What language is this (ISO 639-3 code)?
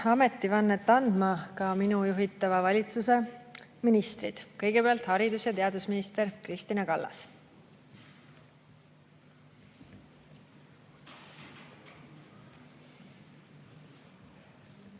est